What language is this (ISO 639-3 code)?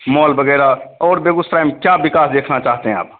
hin